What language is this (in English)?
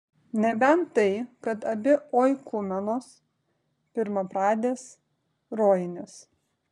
Lithuanian